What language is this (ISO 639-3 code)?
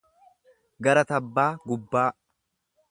orm